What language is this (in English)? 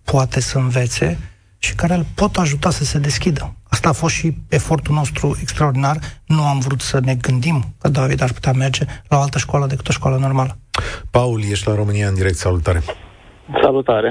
Romanian